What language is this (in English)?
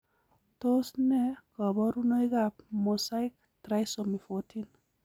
Kalenjin